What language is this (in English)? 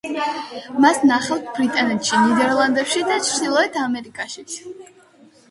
Georgian